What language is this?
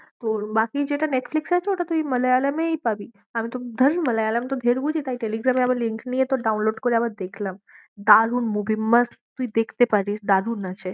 Bangla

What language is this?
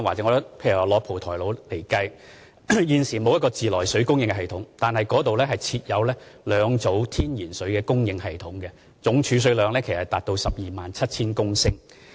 Cantonese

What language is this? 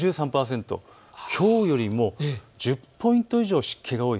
Japanese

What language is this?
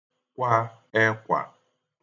Igbo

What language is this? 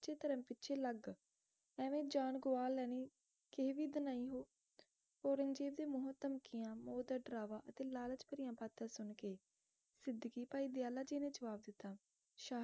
Punjabi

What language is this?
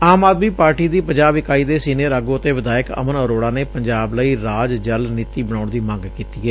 Punjabi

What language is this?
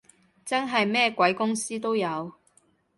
Cantonese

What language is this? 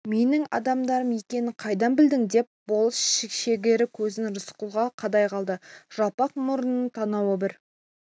Kazakh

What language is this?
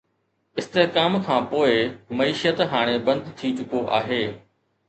Sindhi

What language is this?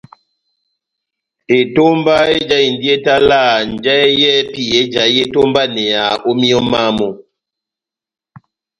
Batanga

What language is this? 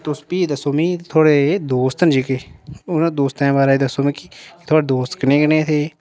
Dogri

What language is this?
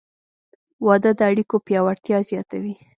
Pashto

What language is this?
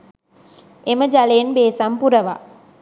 Sinhala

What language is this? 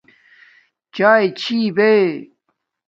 Domaaki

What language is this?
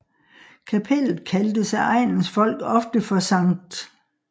Danish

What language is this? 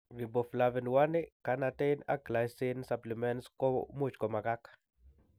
Kalenjin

